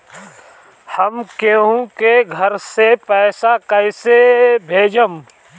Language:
Bhojpuri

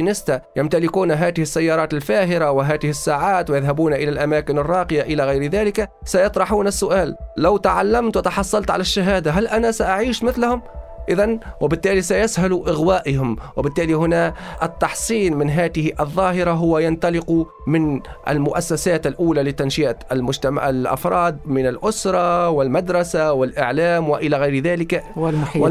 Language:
Arabic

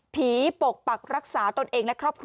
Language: Thai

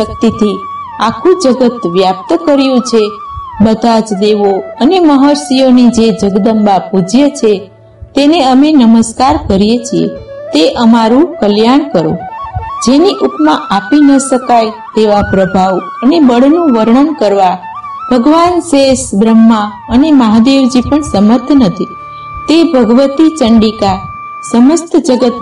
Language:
Gujarati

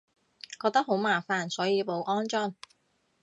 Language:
Cantonese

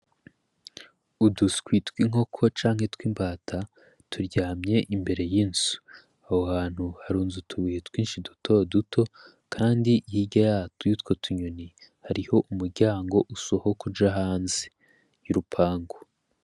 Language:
Rundi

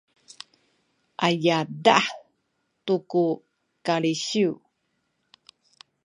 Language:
Sakizaya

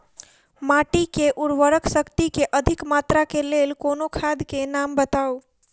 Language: Maithili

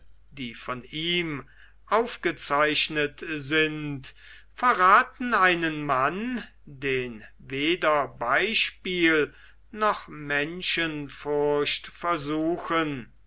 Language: German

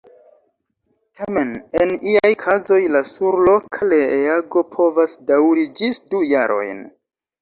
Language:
Esperanto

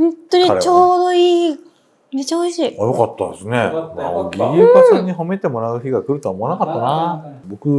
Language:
Japanese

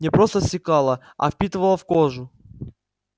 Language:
Russian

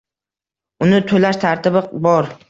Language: Uzbek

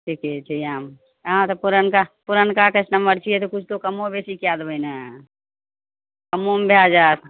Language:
Maithili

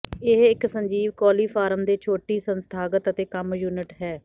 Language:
Punjabi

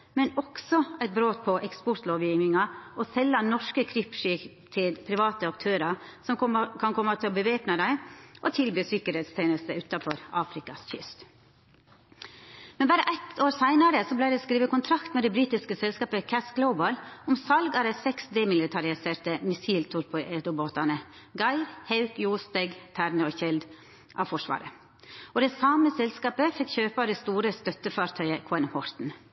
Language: Norwegian Nynorsk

